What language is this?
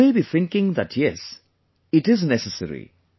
English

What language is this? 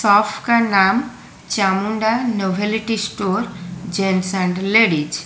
Hindi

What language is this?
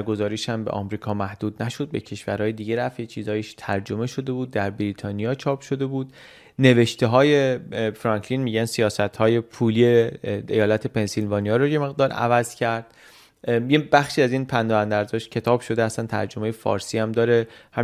Persian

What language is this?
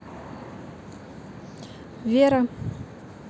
Russian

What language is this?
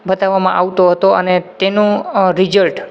Gujarati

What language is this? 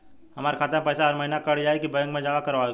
Bhojpuri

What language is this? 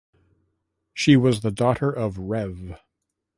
English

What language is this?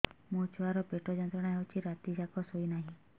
Odia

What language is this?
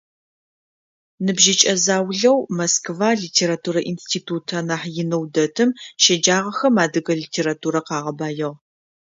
Adyghe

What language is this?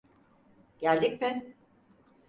Turkish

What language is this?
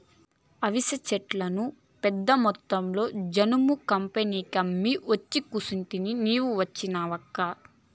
Telugu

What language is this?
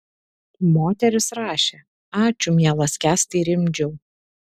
Lithuanian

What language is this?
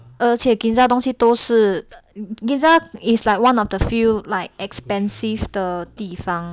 English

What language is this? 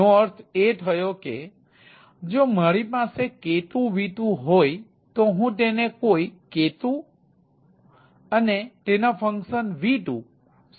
Gujarati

